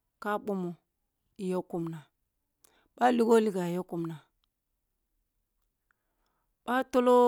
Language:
Kulung (Nigeria)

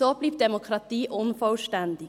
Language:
Swiss German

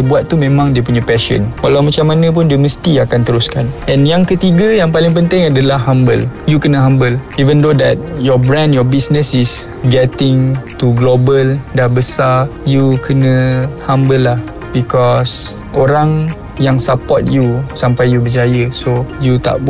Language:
Malay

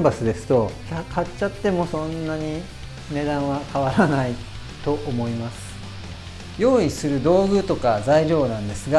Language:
Japanese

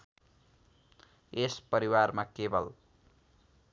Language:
Nepali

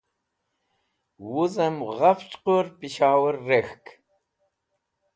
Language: Wakhi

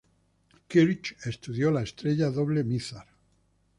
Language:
Spanish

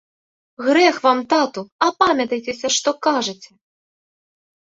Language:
Belarusian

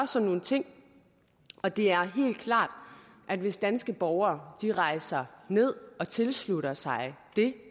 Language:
Danish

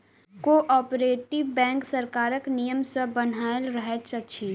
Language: Maithili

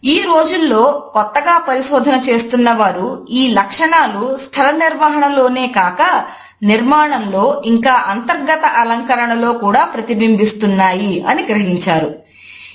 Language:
Telugu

